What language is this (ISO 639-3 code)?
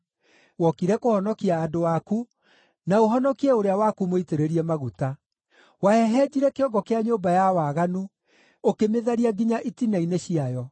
kik